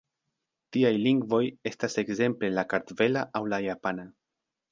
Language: Esperanto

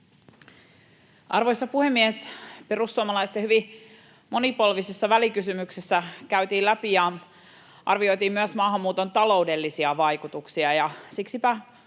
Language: Finnish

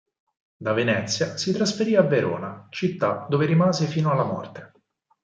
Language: Italian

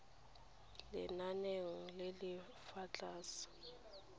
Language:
Tswana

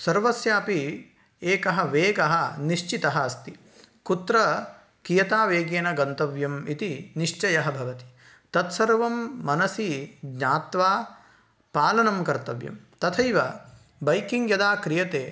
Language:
Sanskrit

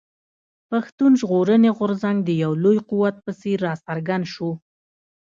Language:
Pashto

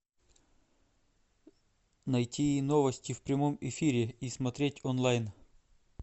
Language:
Russian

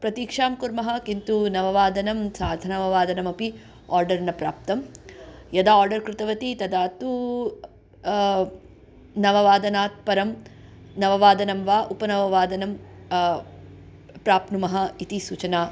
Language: Sanskrit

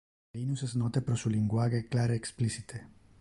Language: Interlingua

